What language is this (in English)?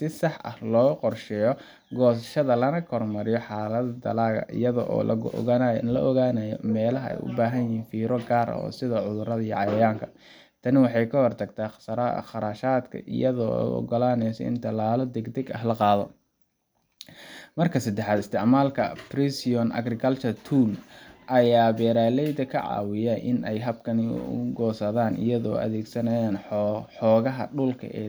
Somali